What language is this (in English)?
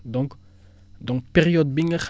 Wolof